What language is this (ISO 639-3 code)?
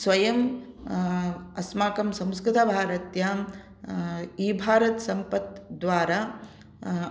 san